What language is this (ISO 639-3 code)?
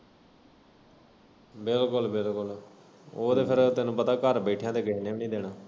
pan